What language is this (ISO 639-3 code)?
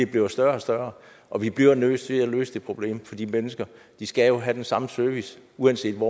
dan